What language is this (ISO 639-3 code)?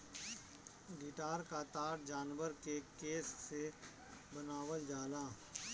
bho